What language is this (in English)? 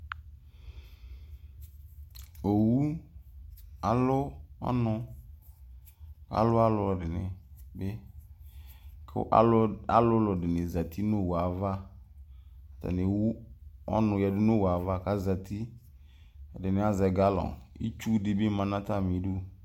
Ikposo